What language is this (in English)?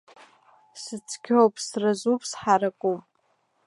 Abkhazian